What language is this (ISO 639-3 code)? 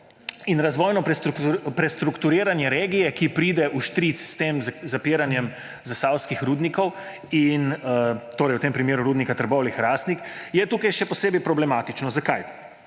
slv